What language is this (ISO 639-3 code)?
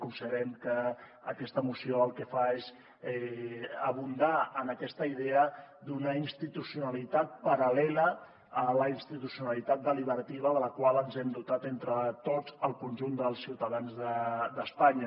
cat